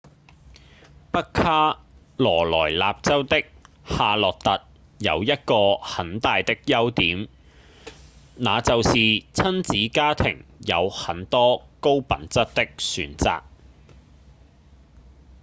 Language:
Cantonese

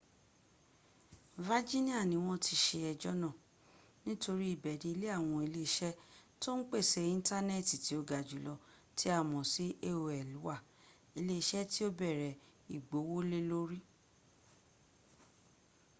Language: Yoruba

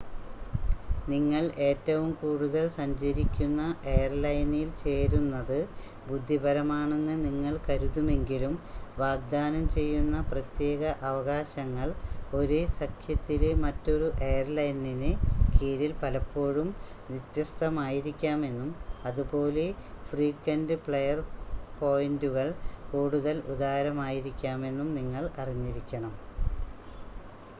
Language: Malayalam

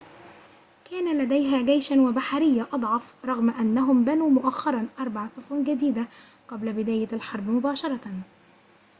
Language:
Arabic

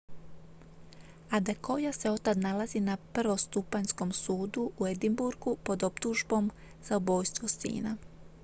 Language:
Croatian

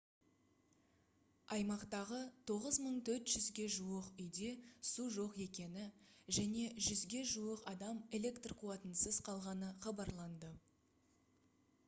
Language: Kazakh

